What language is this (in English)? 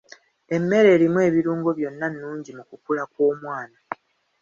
Ganda